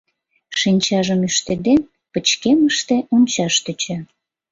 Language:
Mari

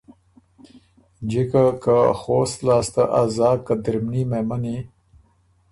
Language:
Ormuri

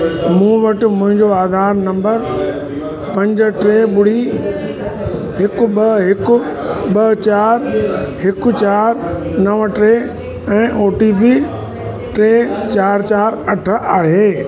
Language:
Sindhi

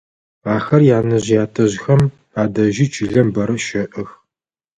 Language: Adyghe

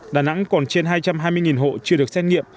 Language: Vietnamese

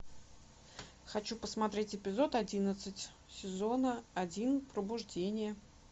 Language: Russian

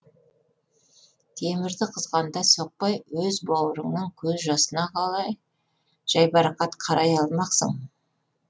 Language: Kazakh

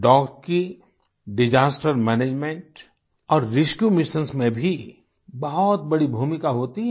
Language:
Hindi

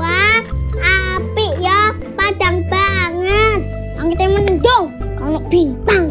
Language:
Indonesian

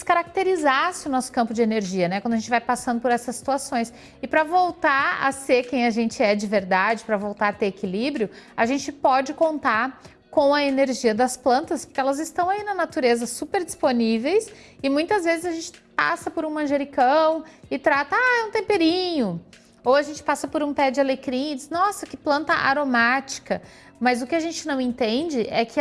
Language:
Portuguese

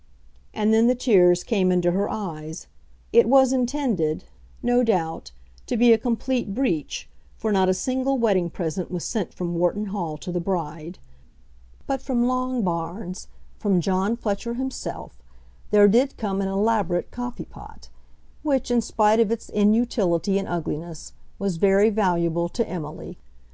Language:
English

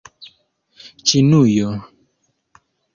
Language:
Esperanto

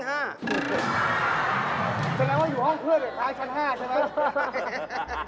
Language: Thai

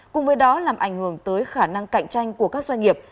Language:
Vietnamese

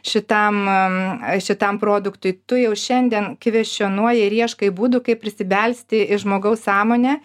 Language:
Lithuanian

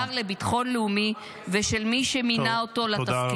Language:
Hebrew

